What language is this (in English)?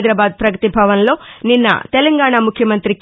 Telugu